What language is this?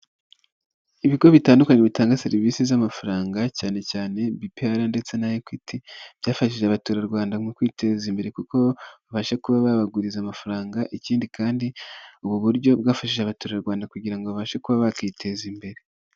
Kinyarwanda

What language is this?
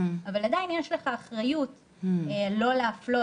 Hebrew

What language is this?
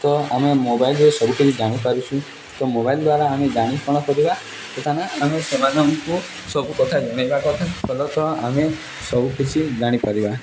Odia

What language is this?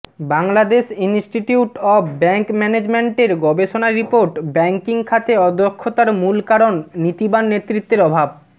Bangla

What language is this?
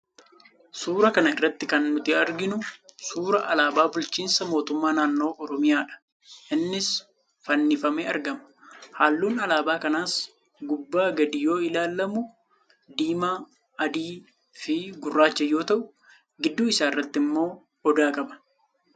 Oromo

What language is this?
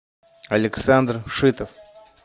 Russian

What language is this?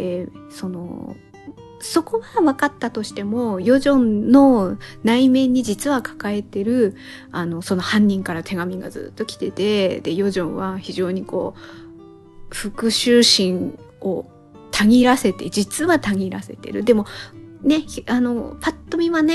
Japanese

